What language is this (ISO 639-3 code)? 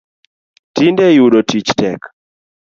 luo